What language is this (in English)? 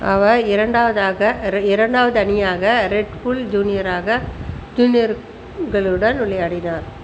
Tamil